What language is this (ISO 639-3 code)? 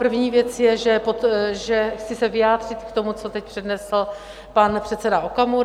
ces